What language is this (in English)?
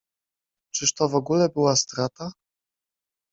Polish